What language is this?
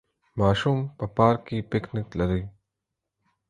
Pashto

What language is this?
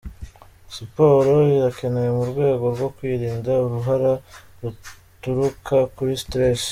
Kinyarwanda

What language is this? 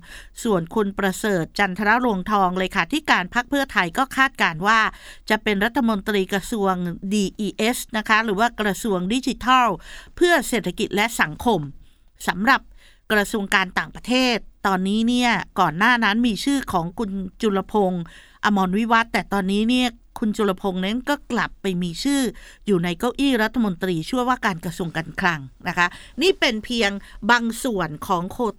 Thai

